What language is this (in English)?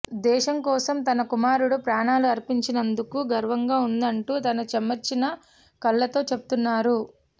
Telugu